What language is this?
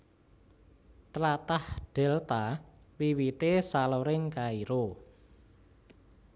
Javanese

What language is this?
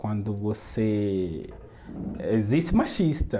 Portuguese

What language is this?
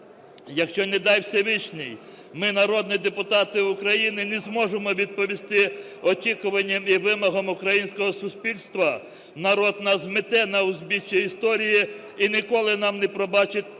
Ukrainian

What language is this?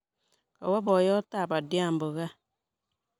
Kalenjin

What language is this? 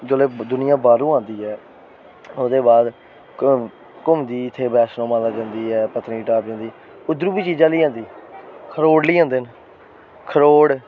Dogri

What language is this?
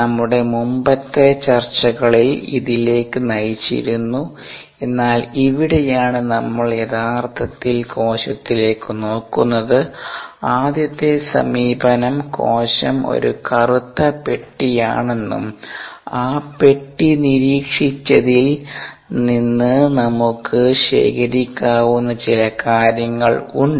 Malayalam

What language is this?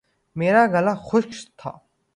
Urdu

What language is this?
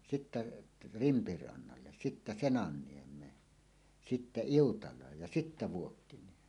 Finnish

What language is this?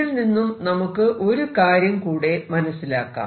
Malayalam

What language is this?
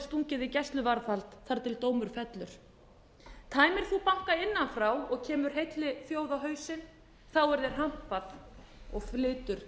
Icelandic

